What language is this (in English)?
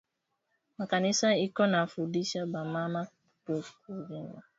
Swahili